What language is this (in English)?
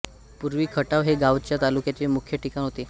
Marathi